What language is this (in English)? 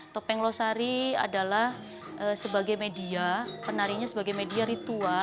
Indonesian